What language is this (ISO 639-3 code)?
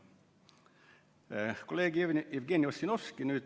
est